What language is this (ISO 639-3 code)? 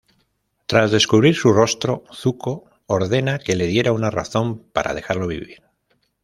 spa